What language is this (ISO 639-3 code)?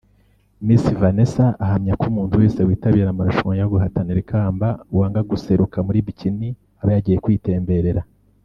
kin